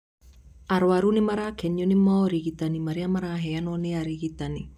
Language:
Kikuyu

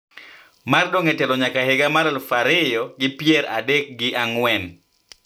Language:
Luo (Kenya and Tanzania)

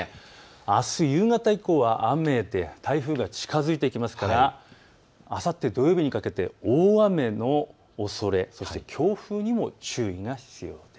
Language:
Japanese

